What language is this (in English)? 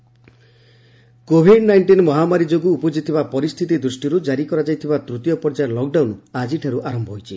Odia